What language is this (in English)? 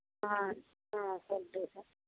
Telugu